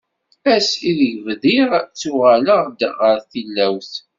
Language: Kabyle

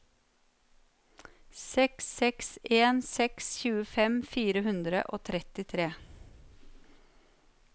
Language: Norwegian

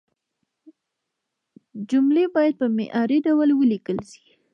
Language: Pashto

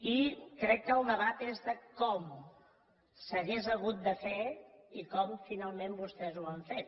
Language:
Catalan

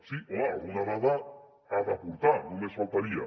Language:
Catalan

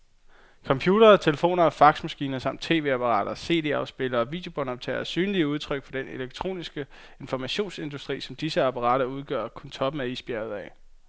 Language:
Danish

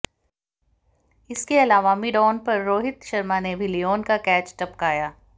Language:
Hindi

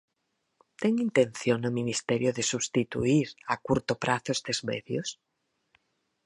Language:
Galician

